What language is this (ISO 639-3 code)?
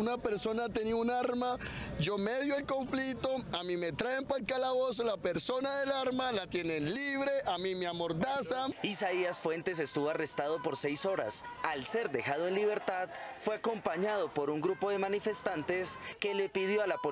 spa